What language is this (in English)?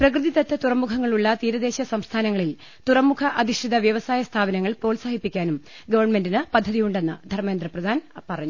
Malayalam